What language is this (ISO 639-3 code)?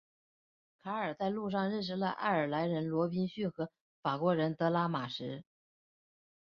zho